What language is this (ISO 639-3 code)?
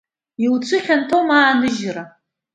abk